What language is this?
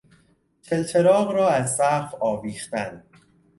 Persian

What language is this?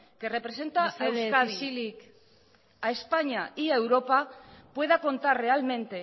Spanish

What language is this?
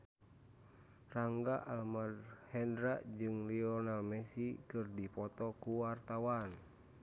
Sundanese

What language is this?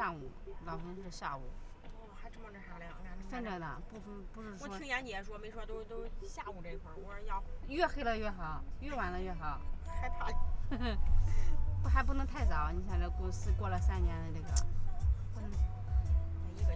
Chinese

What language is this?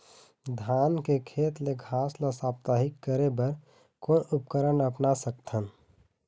Chhattisgarhi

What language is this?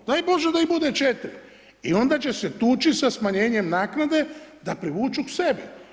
Croatian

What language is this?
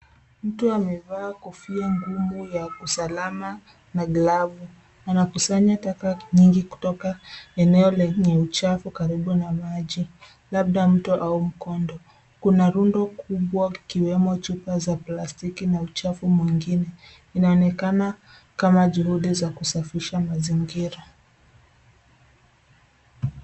Swahili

